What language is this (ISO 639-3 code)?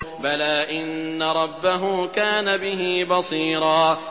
ara